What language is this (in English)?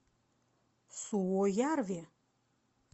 Russian